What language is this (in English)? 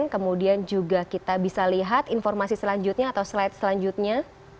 Indonesian